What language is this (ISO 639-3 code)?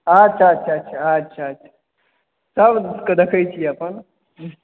mai